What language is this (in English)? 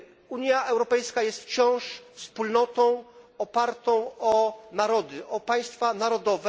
Polish